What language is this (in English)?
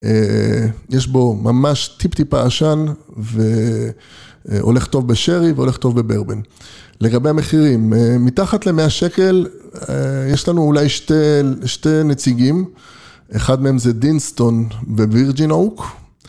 Hebrew